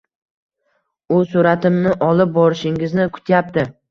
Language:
Uzbek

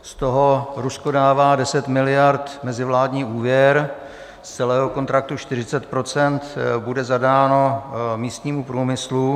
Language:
Czech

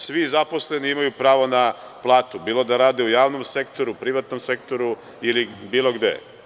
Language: Serbian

